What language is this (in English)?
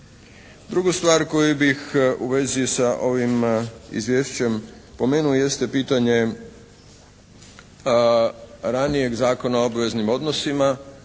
Croatian